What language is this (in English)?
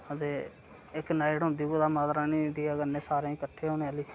Dogri